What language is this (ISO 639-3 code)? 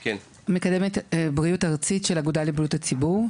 heb